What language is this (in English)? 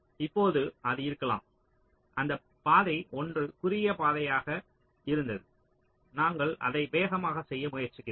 Tamil